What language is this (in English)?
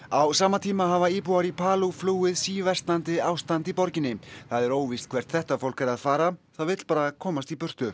Icelandic